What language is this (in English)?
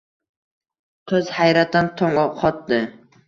Uzbek